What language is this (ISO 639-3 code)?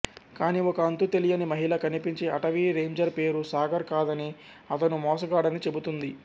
tel